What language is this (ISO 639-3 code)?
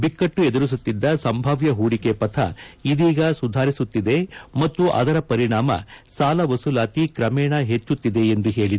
kan